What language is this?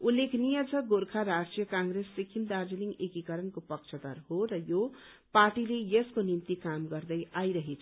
Nepali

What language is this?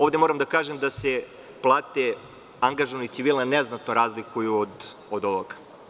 Serbian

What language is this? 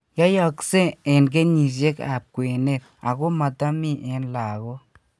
Kalenjin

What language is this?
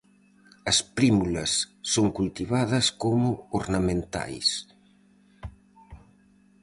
Galician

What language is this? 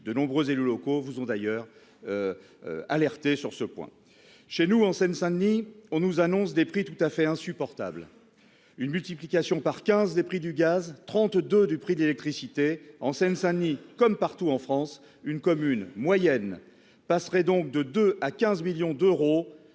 French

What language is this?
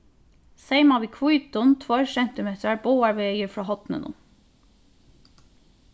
Faroese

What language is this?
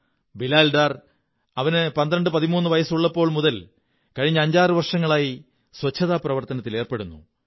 Malayalam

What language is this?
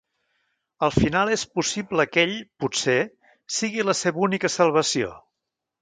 Catalan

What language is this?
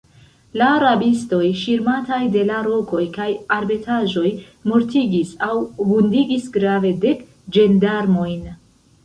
Esperanto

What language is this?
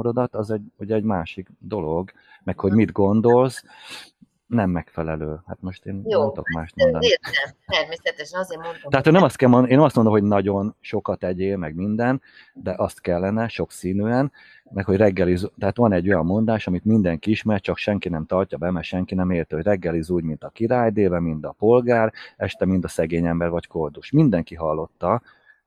Hungarian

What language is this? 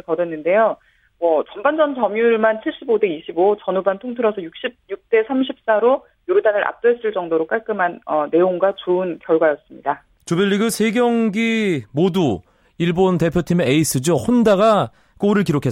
Korean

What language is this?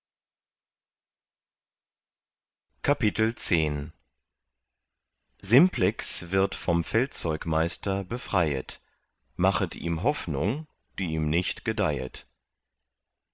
German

